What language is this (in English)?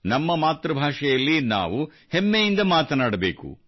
Kannada